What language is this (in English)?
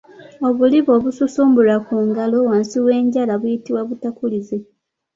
Ganda